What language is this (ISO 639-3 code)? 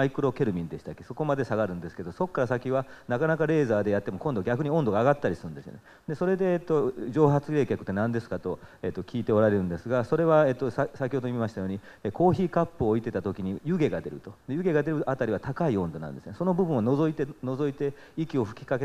jpn